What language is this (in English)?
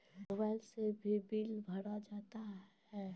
Maithili